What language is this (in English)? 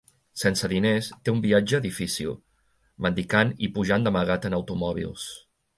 Catalan